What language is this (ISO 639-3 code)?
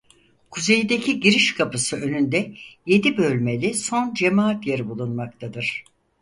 tur